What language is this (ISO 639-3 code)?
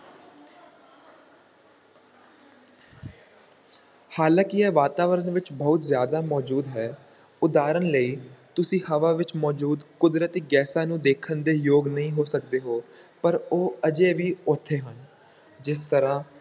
pan